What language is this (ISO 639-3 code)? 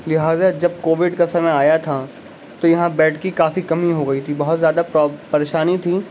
urd